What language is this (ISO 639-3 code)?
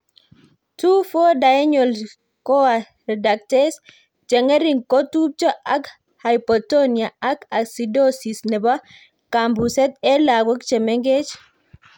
kln